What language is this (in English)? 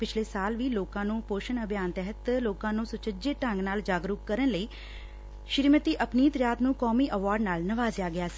Punjabi